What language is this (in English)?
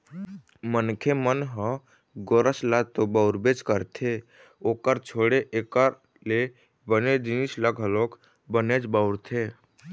Chhattisgarhi